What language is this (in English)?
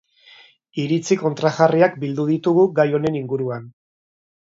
Basque